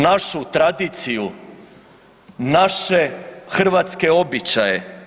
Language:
Croatian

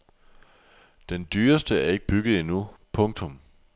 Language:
Danish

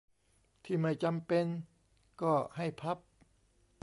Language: Thai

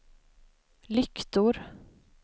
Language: Swedish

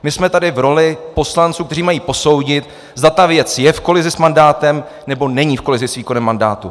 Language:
Czech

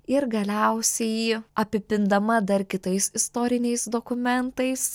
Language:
Lithuanian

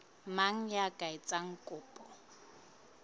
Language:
Southern Sotho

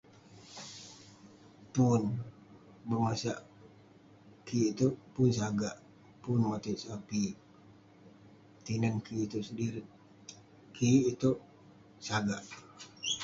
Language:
Western Penan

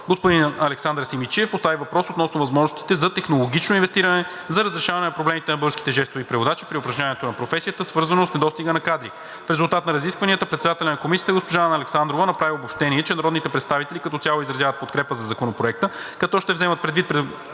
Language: Bulgarian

